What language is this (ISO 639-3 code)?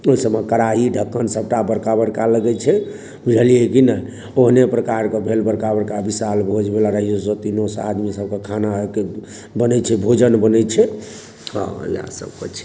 mai